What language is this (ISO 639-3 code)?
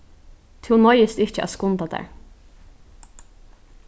fao